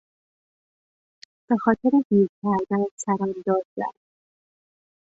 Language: Persian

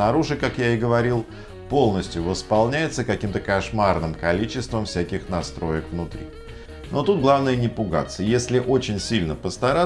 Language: Russian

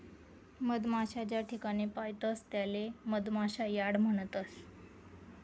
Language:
Marathi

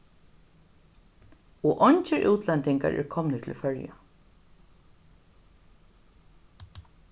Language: Faroese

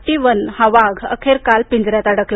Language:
Marathi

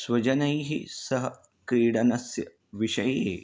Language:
Sanskrit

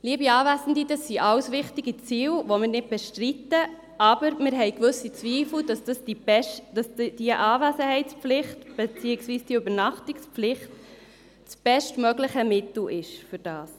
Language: Swiss German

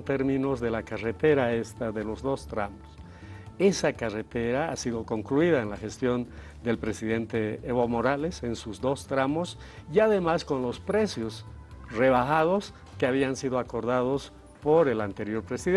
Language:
Spanish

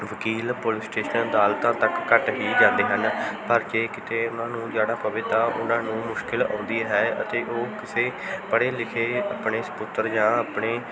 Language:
Punjabi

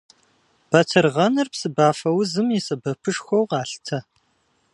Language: Kabardian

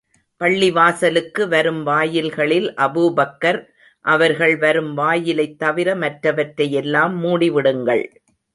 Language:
Tamil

